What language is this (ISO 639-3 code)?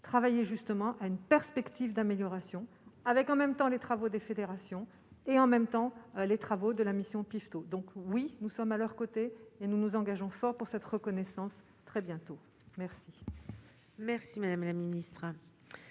fra